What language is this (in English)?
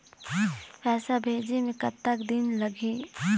Chhattisgarhi